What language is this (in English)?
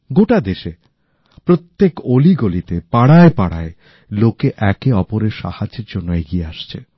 Bangla